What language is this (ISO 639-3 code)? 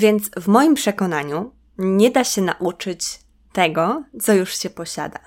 pol